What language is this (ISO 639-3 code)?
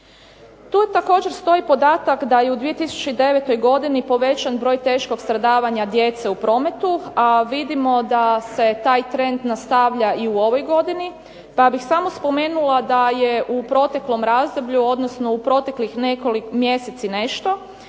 hrv